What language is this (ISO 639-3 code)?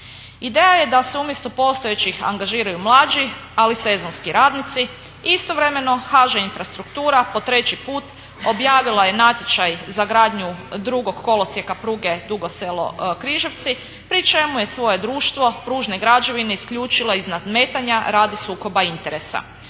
hrv